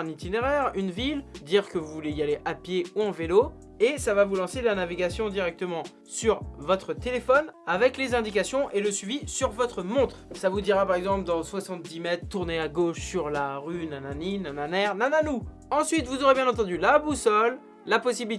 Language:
French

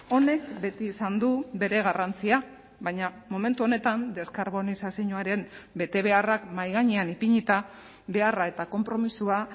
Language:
Basque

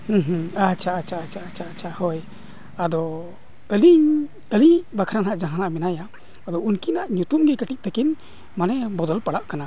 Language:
Santali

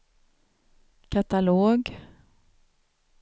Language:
Swedish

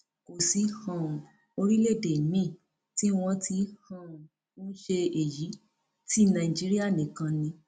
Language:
Yoruba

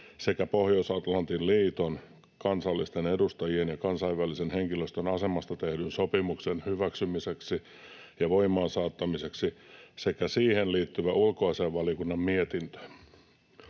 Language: Finnish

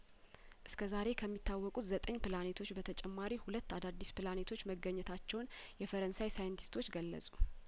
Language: Amharic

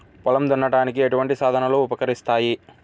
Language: Telugu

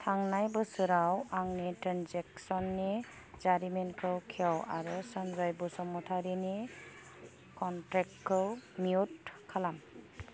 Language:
Bodo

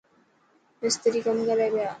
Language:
Dhatki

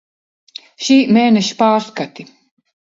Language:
Latvian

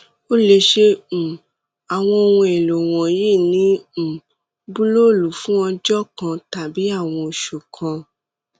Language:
Yoruba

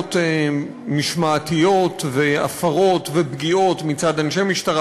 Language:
Hebrew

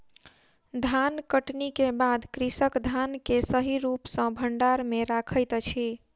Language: Maithili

